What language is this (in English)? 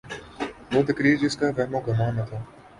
Urdu